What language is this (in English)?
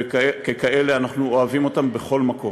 Hebrew